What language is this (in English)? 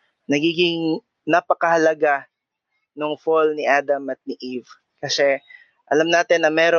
Filipino